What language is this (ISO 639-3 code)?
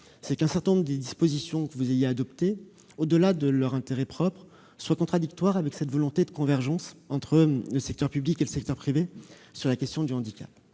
fra